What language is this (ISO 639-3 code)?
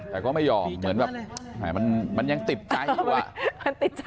tha